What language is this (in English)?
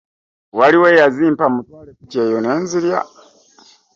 Ganda